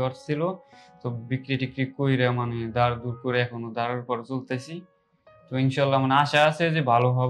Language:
Bangla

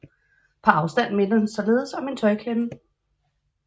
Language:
Danish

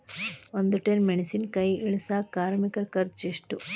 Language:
Kannada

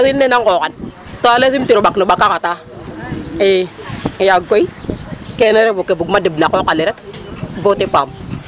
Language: Serer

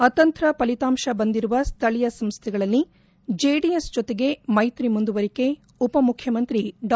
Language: Kannada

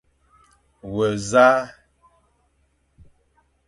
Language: Fang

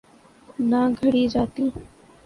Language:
Urdu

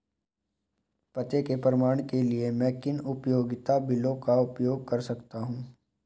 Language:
Hindi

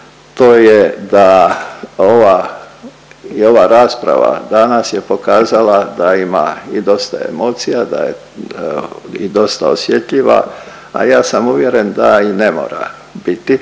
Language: Croatian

